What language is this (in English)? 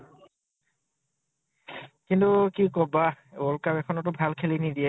Assamese